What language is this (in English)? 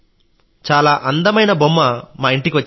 Telugu